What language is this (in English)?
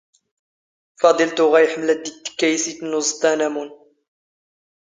Standard Moroccan Tamazight